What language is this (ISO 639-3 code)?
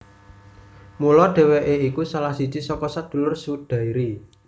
jav